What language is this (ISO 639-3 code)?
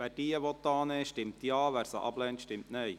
gsw